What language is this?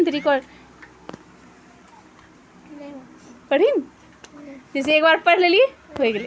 Magahi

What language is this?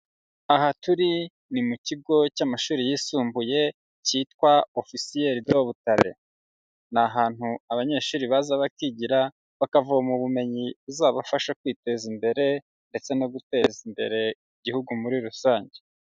Kinyarwanda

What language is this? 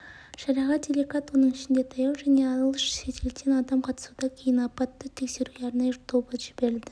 Kazakh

